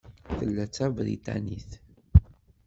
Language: Kabyle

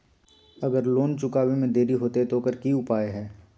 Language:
Magahi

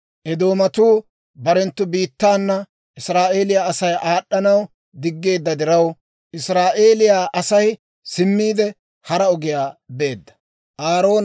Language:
Dawro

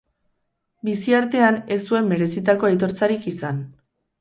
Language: Basque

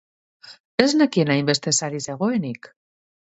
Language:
Basque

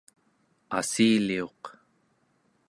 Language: Central Yupik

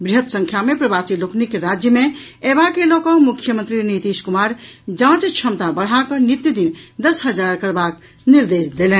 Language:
Maithili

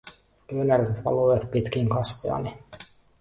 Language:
Finnish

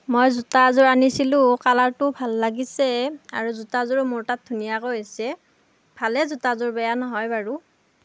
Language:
Assamese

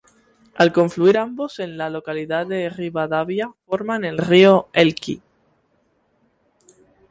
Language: Spanish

